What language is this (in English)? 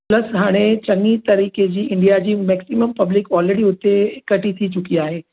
Sindhi